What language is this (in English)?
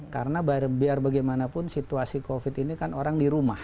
Indonesian